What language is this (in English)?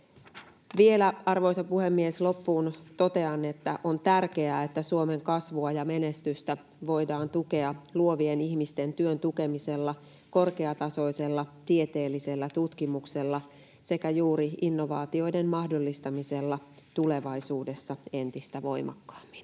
Finnish